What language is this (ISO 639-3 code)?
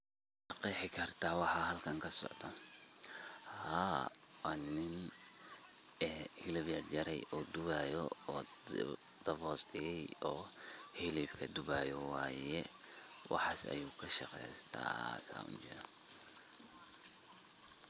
som